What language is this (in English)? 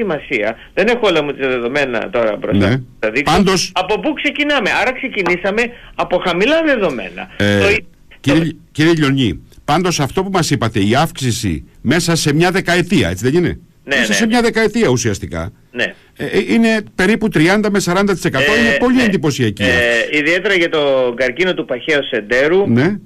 Greek